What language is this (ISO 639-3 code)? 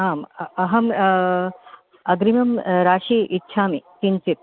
san